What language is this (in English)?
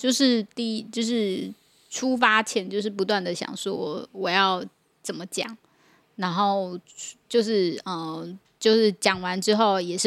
Chinese